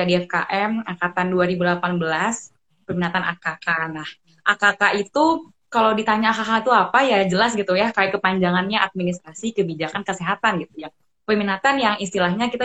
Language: Indonesian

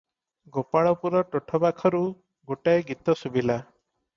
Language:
Odia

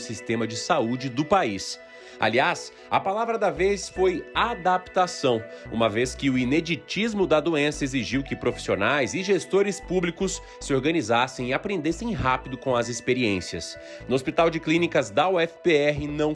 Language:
Portuguese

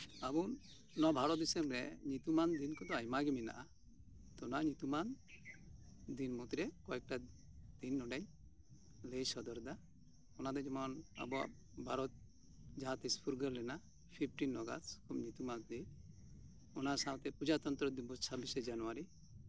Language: Santali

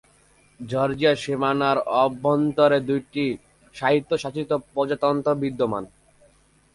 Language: Bangla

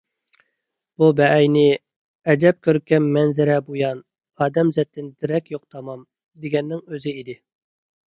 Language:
Uyghur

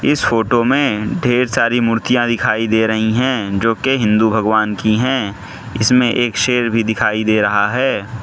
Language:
Hindi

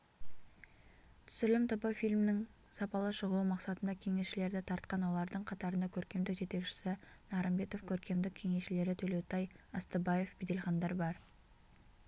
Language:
Kazakh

